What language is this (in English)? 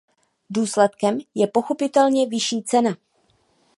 Czech